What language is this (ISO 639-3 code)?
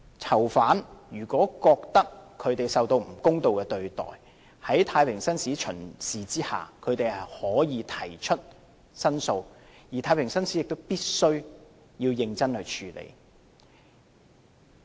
yue